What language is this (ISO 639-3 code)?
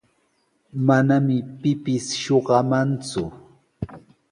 qws